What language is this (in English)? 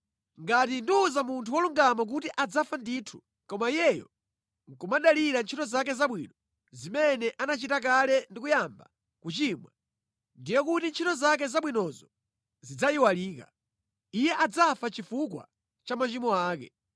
Nyanja